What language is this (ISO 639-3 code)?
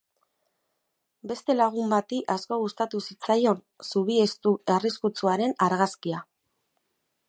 eus